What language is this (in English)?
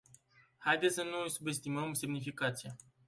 Romanian